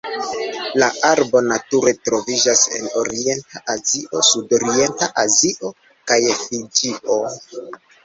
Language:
Esperanto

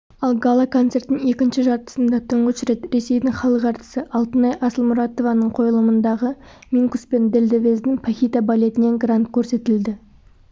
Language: Kazakh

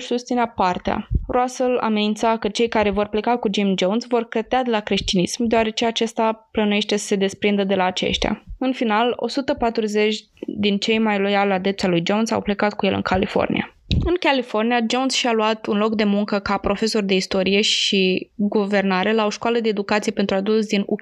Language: Romanian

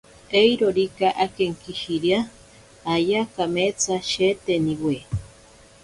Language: Ashéninka Perené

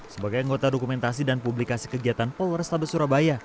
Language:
Indonesian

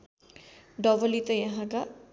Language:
Nepali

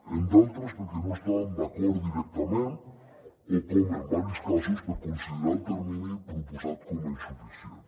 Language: Catalan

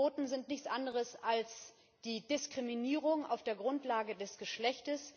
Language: German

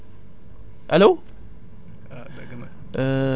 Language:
Wolof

